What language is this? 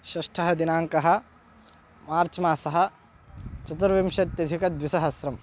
Sanskrit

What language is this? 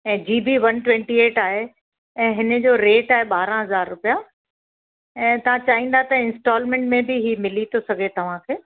Sindhi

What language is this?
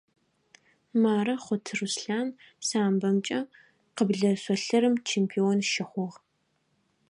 Adyghe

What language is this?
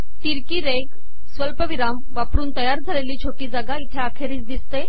Marathi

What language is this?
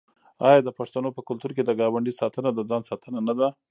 Pashto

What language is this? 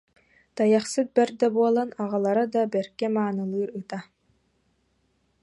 Yakut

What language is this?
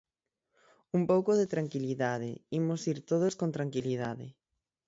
Galician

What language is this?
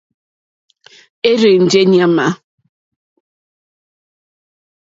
Mokpwe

